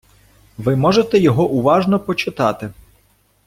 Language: Ukrainian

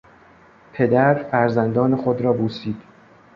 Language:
Persian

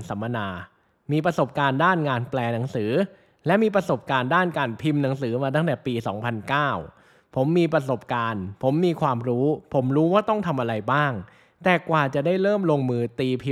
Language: Thai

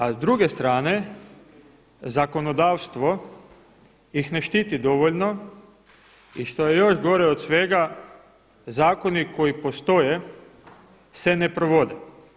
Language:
Croatian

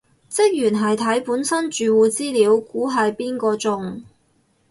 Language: Cantonese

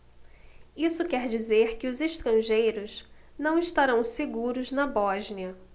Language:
Portuguese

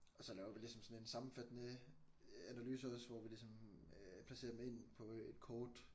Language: Danish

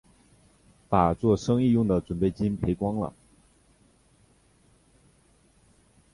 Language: Chinese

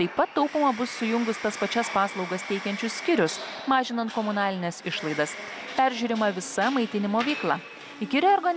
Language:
Lithuanian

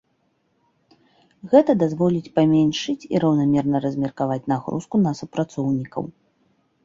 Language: Belarusian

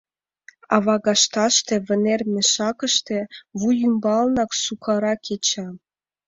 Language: Mari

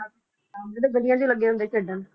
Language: Punjabi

